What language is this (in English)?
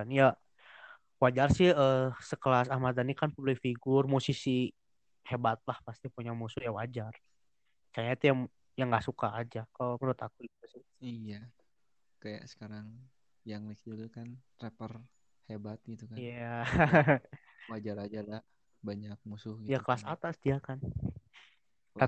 Indonesian